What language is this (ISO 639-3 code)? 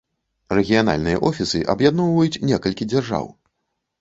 bel